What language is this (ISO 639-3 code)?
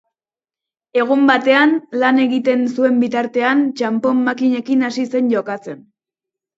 eus